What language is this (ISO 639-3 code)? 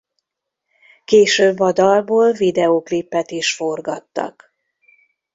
hun